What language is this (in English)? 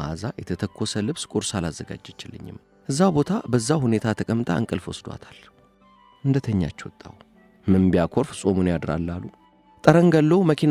Arabic